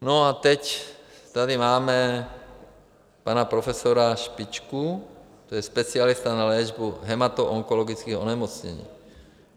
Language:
Czech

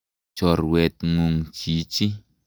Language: Kalenjin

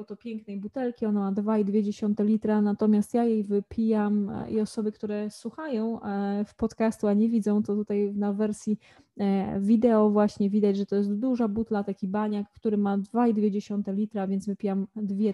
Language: Polish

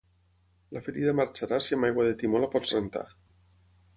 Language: Catalan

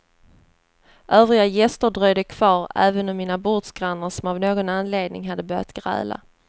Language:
Swedish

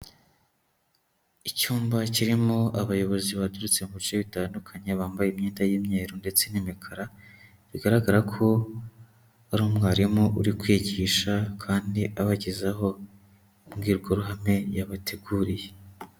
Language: Kinyarwanda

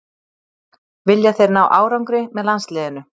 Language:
Icelandic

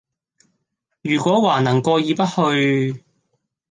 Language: Cantonese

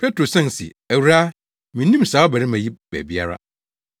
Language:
Akan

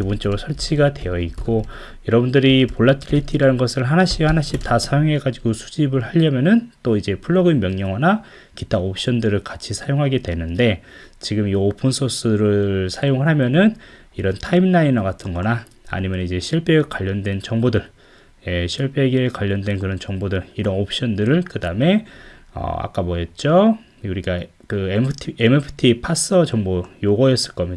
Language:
Korean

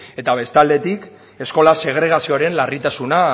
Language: Basque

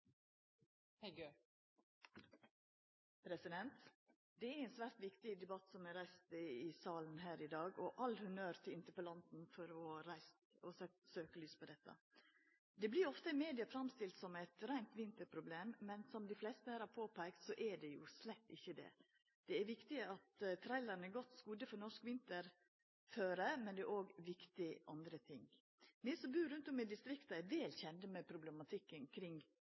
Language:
Norwegian Nynorsk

